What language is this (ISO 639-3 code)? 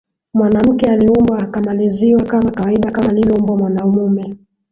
swa